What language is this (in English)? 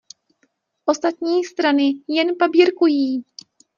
Czech